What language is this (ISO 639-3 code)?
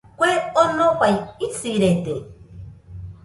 hux